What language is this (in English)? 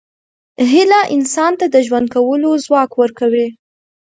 Pashto